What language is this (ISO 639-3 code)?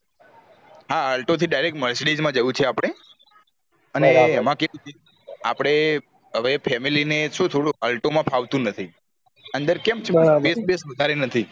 guj